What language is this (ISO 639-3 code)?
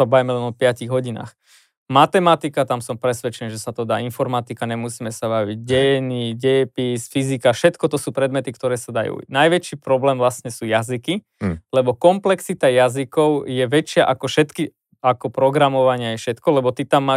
slk